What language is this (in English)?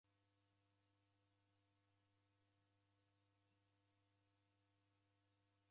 Taita